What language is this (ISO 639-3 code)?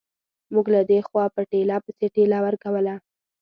pus